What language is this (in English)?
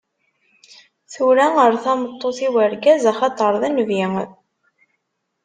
Kabyle